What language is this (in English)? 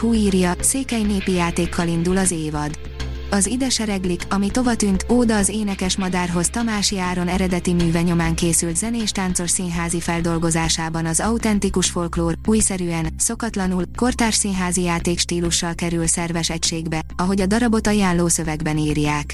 Hungarian